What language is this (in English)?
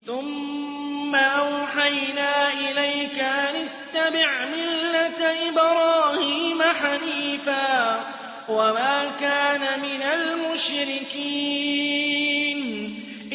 Arabic